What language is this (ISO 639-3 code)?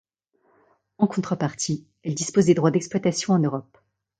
fra